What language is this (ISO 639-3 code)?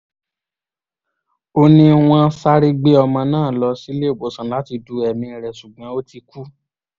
yor